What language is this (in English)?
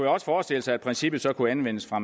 Danish